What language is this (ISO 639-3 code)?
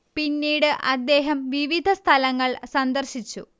mal